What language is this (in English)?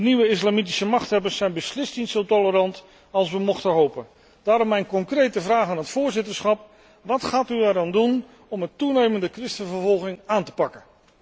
Dutch